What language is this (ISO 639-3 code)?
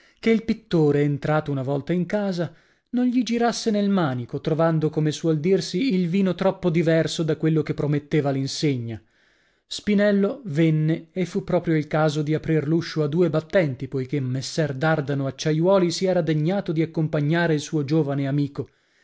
ita